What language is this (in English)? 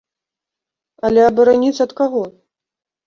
Belarusian